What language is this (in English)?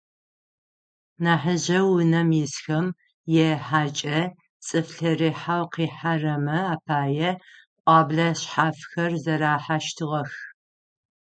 Adyghe